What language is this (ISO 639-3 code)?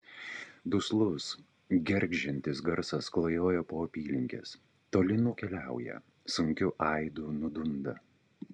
lit